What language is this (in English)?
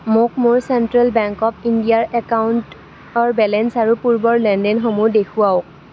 Assamese